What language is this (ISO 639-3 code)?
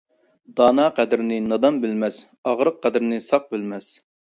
uig